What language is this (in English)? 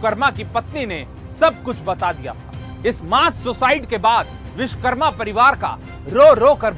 Hindi